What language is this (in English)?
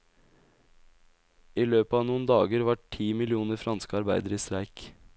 Norwegian